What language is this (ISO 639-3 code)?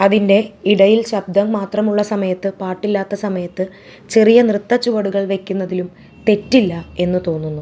mal